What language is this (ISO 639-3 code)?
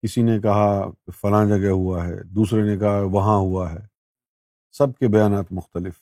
urd